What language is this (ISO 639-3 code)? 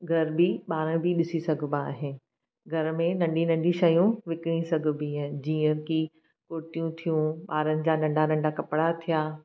snd